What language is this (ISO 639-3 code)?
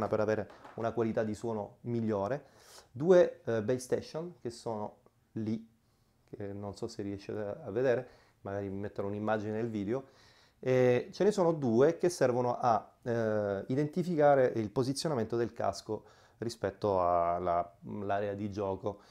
ita